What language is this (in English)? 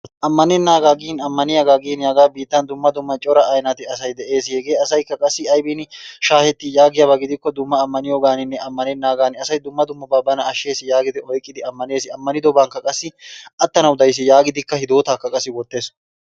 Wolaytta